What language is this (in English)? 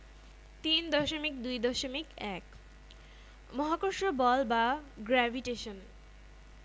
Bangla